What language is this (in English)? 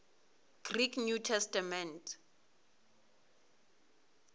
Venda